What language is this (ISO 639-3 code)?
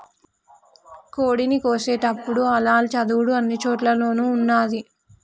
tel